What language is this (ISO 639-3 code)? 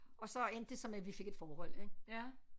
dan